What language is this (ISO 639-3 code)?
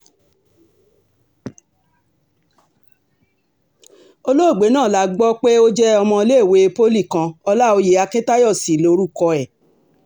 yor